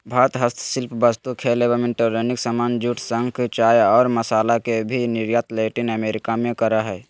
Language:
Magahi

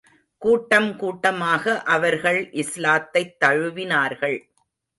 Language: Tamil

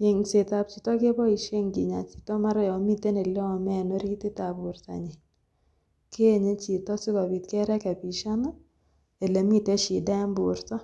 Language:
Kalenjin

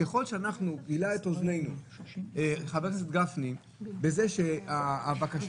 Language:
Hebrew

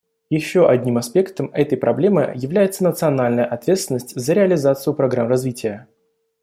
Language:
Russian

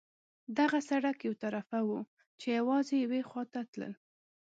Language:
Pashto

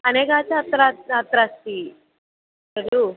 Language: Sanskrit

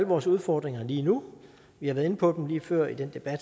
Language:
Danish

